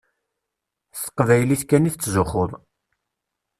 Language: Kabyle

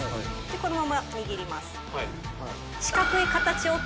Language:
Japanese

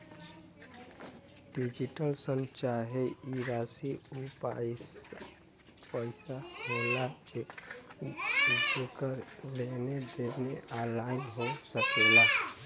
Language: Bhojpuri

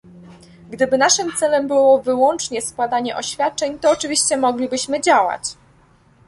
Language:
Polish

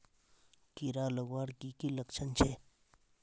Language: Magahi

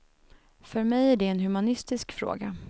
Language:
Swedish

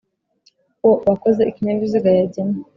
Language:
Kinyarwanda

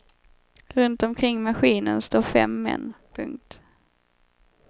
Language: Swedish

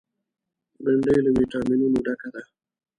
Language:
Pashto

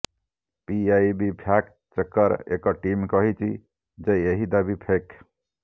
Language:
Odia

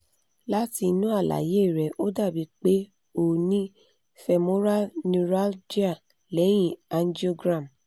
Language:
Yoruba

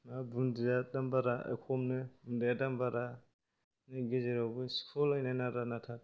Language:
Bodo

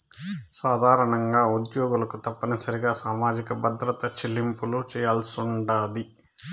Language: Telugu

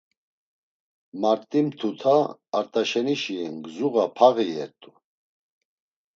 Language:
Laz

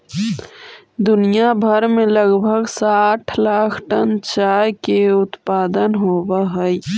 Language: Magahi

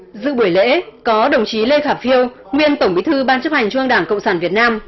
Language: Vietnamese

